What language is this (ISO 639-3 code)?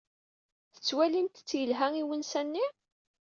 kab